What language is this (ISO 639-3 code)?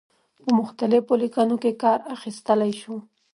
pus